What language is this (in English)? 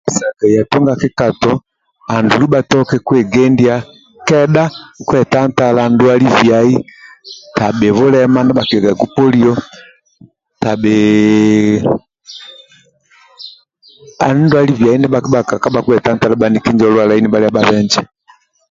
Amba (Uganda)